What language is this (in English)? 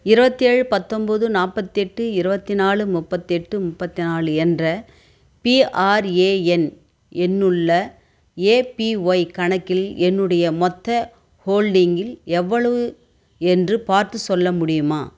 Tamil